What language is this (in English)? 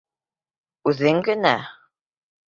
Bashkir